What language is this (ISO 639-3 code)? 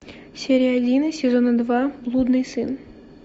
rus